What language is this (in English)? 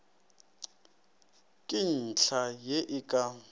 Northern Sotho